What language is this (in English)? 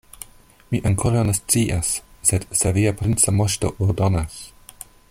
Esperanto